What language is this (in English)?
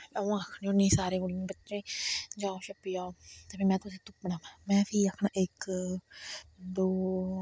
Dogri